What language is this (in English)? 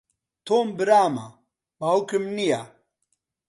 Central Kurdish